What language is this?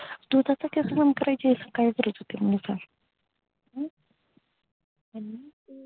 Marathi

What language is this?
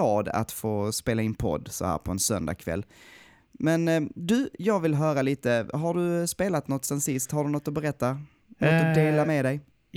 Swedish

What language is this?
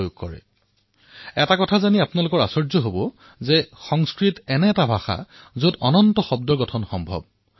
Assamese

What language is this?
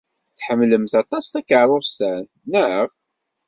Kabyle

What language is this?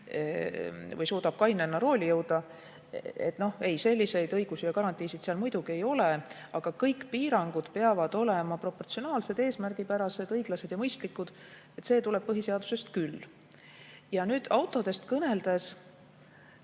Estonian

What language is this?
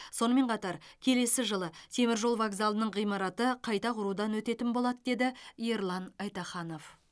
Kazakh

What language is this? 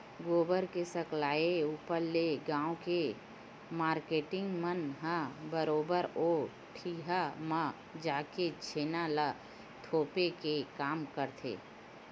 Chhattisgarhi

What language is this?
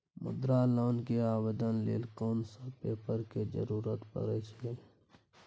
Maithili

